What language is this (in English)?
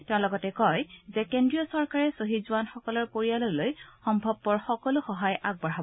Assamese